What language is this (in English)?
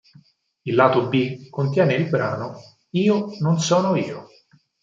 Italian